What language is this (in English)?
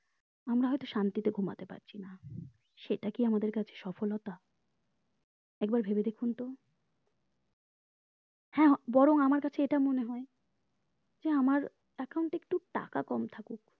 Bangla